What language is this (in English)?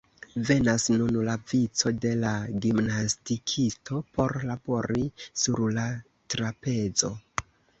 Esperanto